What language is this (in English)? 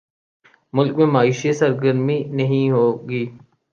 Urdu